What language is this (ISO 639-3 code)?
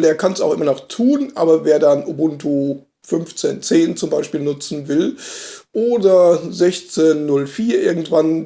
deu